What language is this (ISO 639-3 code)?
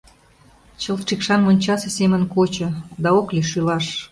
chm